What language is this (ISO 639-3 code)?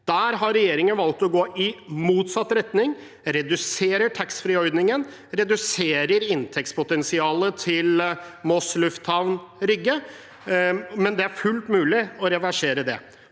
nor